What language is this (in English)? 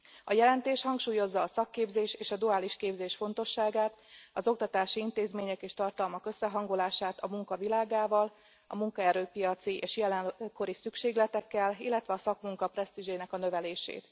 Hungarian